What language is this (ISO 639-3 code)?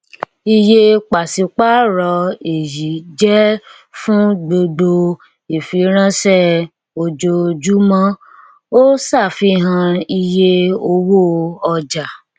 yor